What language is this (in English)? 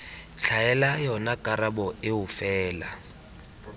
Tswana